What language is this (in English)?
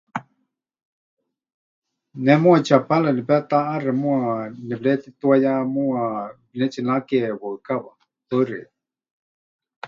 Huichol